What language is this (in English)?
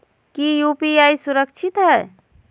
Magahi